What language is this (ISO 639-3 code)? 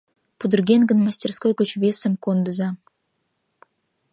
chm